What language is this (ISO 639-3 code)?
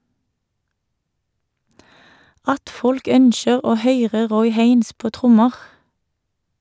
nor